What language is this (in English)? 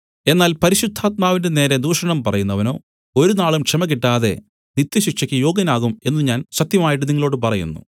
Malayalam